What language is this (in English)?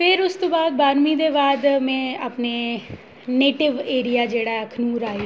Dogri